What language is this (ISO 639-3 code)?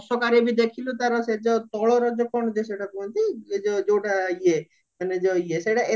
ori